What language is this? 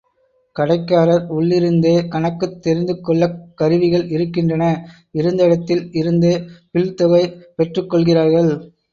Tamil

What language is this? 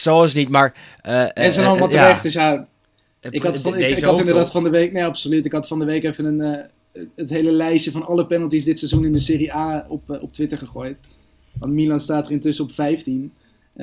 Dutch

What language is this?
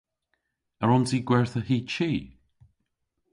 Cornish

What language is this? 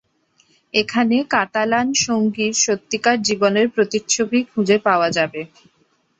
Bangla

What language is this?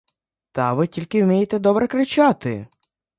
Ukrainian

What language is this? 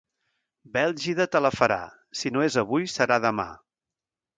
Catalan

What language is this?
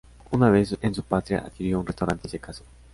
Spanish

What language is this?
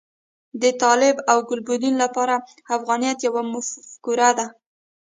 Pashto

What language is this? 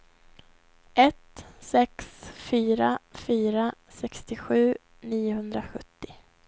Swedish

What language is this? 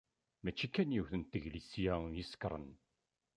Kabyle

